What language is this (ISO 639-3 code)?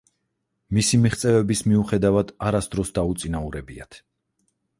kat